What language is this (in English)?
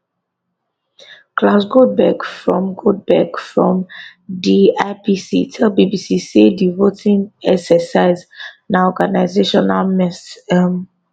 Nigerian Pidgin